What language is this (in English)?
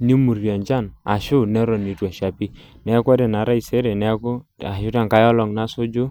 Masai